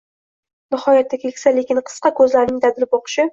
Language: Uzbek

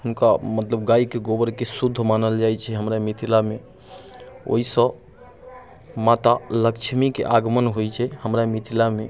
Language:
Maithili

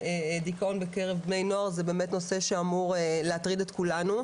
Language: Hebrew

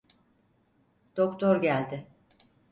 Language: Turkish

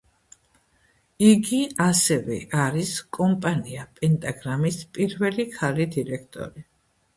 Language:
Georgian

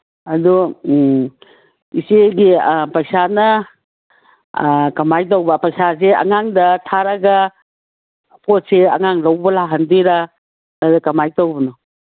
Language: Manipuri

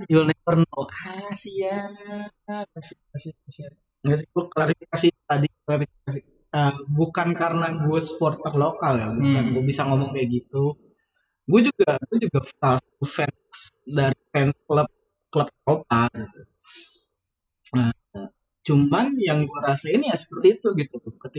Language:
Indonesian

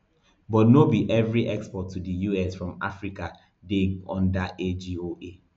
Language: Nigerian Pidgin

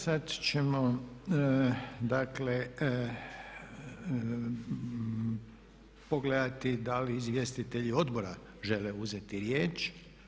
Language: Croatian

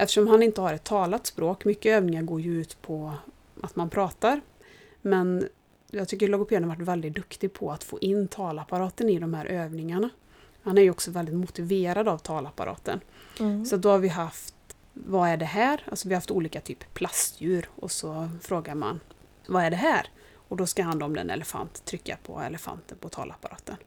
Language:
Swedish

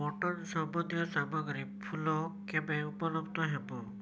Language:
Odia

